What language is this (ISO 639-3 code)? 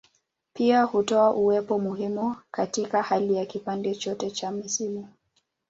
swa